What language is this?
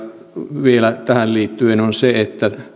Finnish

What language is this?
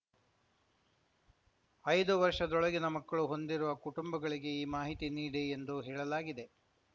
Kannada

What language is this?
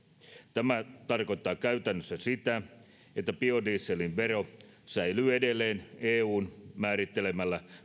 Finnish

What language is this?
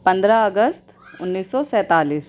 Urdu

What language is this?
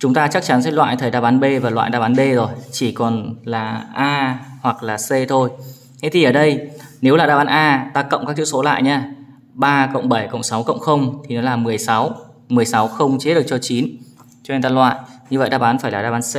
Vietnamese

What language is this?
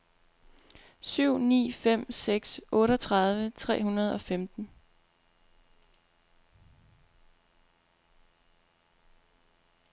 Danish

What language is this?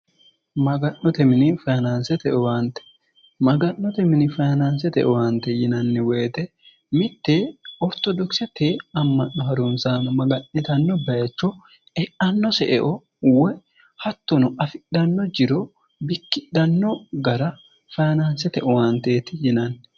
Sidamo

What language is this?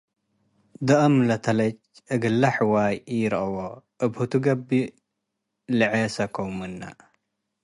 Tigre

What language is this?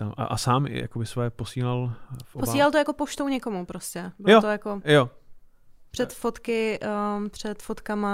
Czech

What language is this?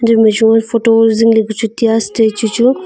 Wancho Naga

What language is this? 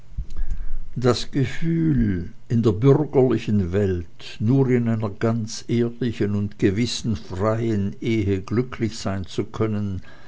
German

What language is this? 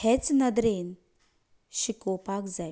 Konkani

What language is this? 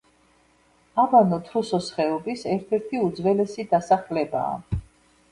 Georgian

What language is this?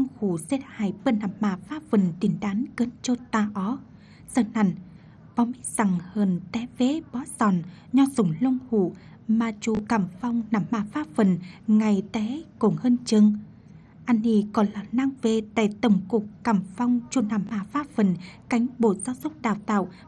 Vietnamese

